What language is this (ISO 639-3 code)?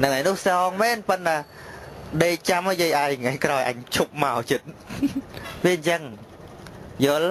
vie